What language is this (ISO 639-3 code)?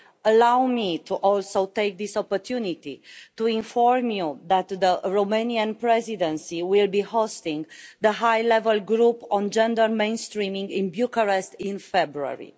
eng